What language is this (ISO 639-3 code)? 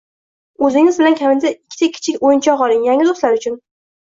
uzb